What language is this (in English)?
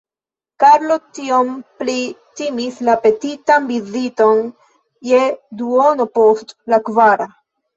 Esperanto